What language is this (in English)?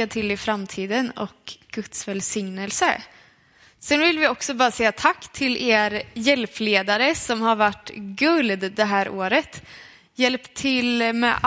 Swedish